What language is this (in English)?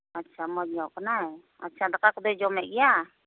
Santali